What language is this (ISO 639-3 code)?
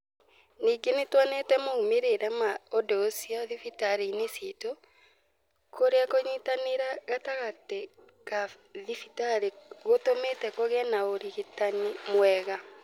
kik